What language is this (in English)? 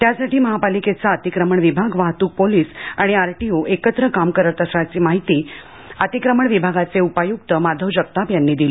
Marathi